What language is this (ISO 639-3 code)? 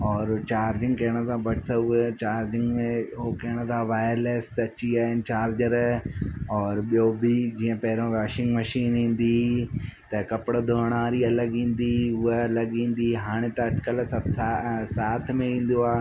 snd